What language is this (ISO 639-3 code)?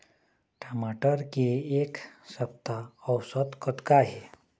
hne